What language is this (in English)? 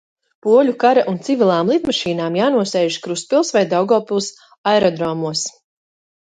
Latvian